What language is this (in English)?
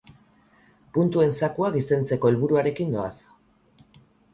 Basque